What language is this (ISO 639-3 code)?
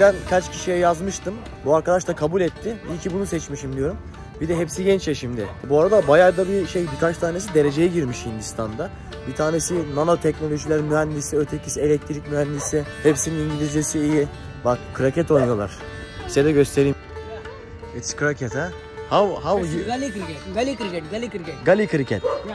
tur